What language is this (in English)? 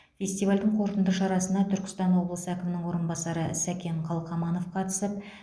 Kazakh